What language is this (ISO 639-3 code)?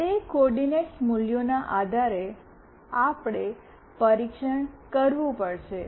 guj